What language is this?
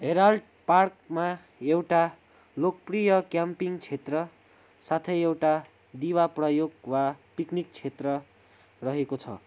Nepali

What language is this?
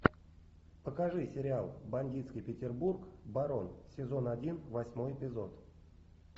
Russian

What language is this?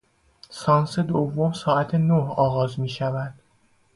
Persian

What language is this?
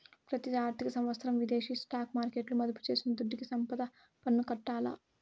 Telugu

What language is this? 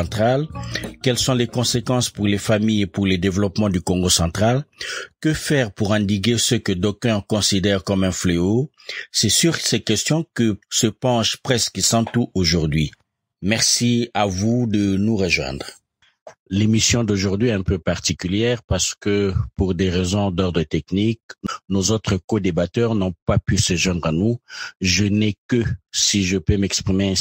French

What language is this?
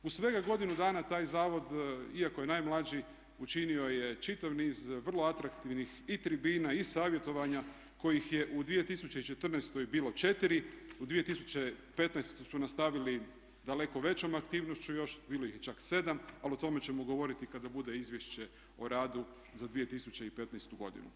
Croatian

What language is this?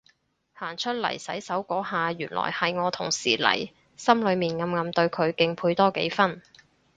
Cantonese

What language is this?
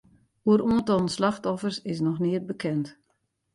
Western Frisian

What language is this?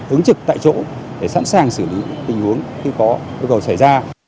Vietnamese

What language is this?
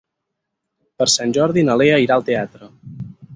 Catalan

